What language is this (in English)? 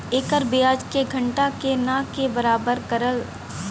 Bhojpuri